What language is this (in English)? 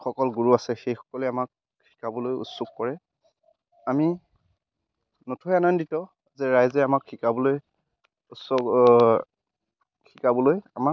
Assamese